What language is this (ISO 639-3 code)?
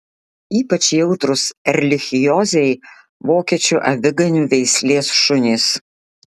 lit